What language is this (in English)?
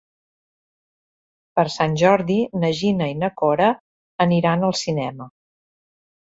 Catalan